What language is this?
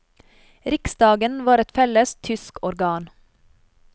Norwegian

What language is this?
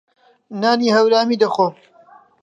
Central Kurdish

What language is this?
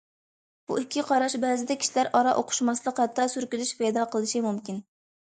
Uyghur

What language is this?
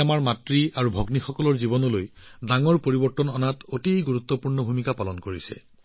Assamese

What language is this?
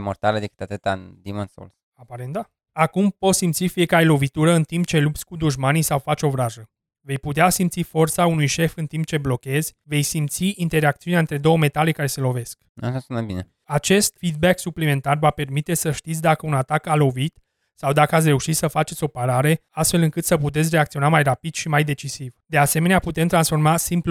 Romanian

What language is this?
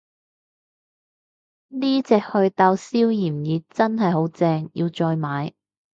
Cantonese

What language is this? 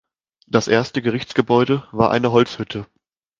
German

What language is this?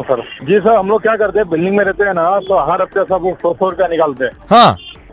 Hindi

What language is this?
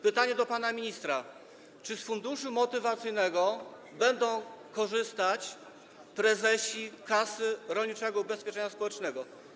Polish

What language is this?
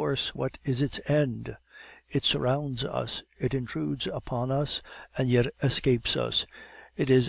English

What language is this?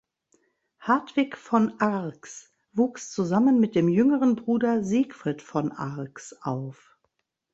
German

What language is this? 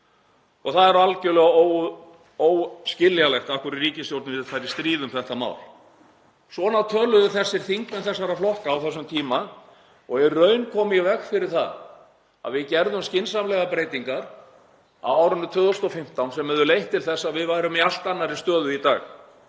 Icelandic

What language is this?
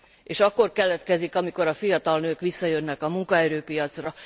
Hungarian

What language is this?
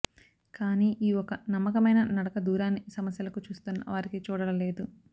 Telugu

